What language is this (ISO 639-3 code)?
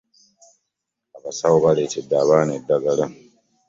lug